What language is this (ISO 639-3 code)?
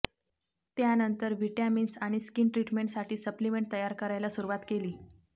mar